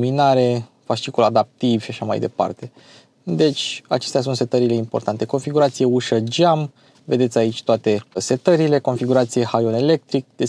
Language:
Romanian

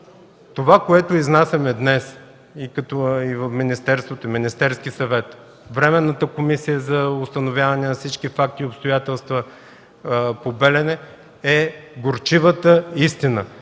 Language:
Bulgarian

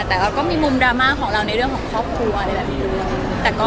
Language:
Thai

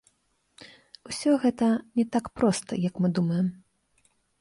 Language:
Belarusian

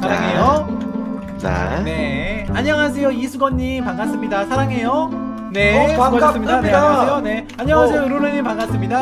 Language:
Korean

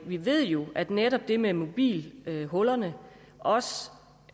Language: Danish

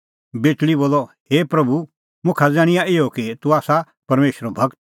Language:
Kullu Pahari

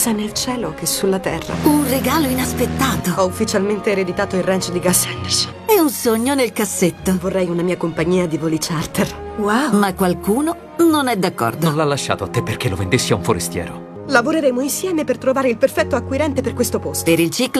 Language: Italian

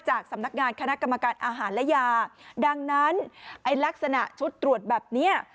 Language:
Thai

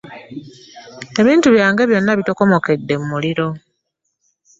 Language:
Ganda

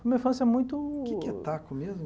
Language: Portuguese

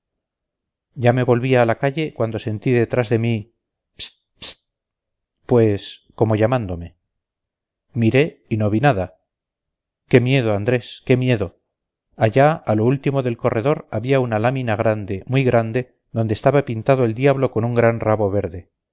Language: Spanish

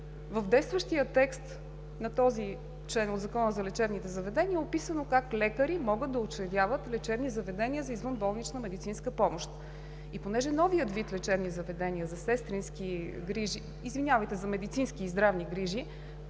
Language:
Bulgarian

